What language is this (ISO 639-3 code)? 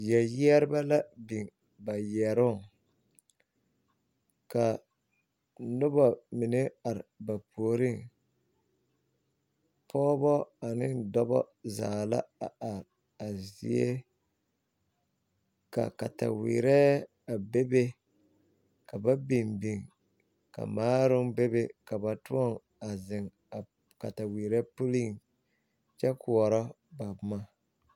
dga